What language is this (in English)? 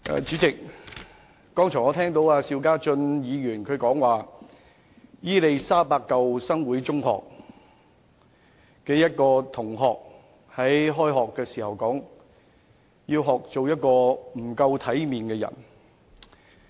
Cantonese